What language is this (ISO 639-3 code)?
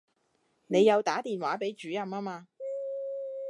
yue